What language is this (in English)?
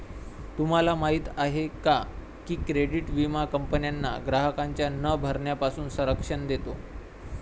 Marathi